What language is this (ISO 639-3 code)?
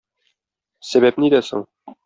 tat